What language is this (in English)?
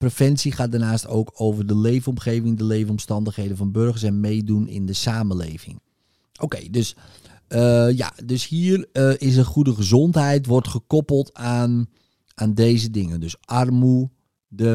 Dutch